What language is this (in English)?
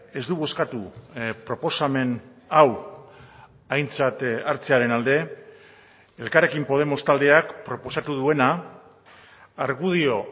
Basque